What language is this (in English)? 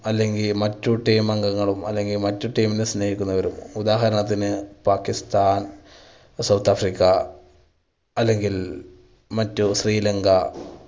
Malayalam